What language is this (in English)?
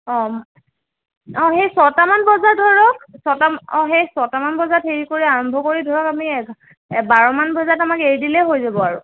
Assamese